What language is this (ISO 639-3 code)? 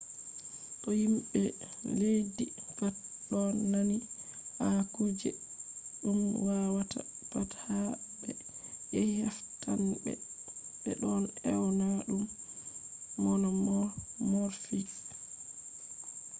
ful